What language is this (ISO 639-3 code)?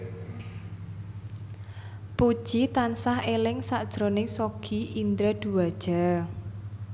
jav